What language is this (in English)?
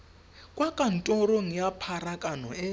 Tswana